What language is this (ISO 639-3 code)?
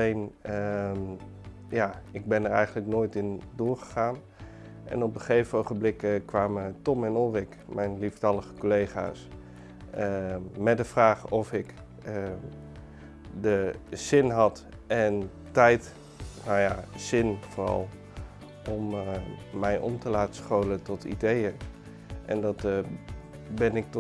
nld